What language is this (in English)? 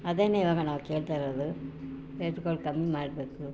Kannada